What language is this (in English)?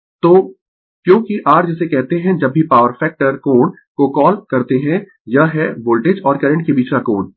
Hindi